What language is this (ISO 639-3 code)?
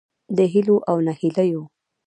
pus